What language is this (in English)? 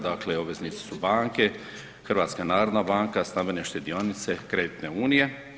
Croatian